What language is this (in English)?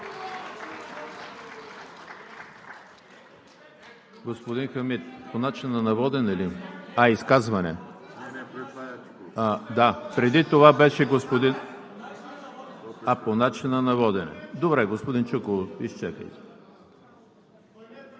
Bulgarian